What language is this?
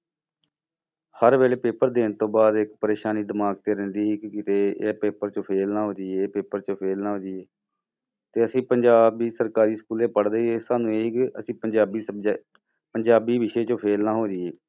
Punjabi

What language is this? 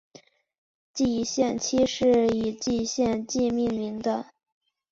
Chinese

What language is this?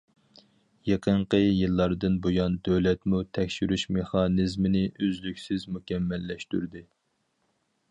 Uyghur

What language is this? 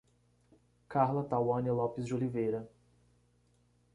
Portuguese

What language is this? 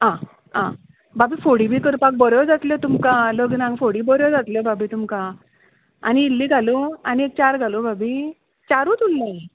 Konkani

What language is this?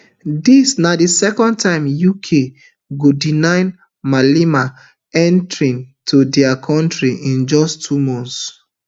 Nigerian Pidgin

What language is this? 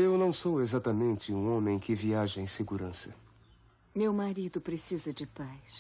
Portuguese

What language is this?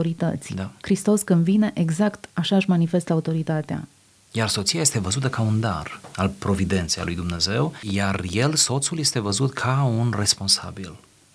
Romanian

